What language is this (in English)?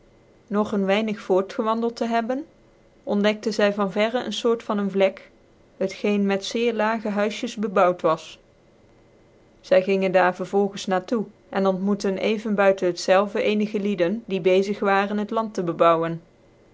Dutch